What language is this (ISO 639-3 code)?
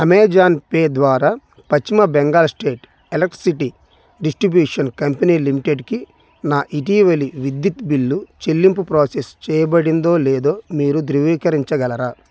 tel